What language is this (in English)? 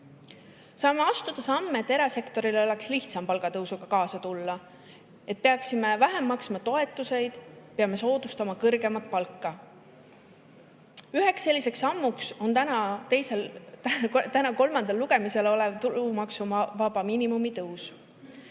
Estonian